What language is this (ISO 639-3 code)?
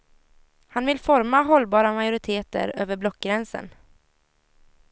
swe